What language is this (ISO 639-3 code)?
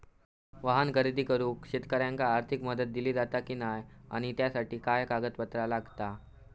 mar